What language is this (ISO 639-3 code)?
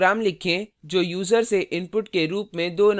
hin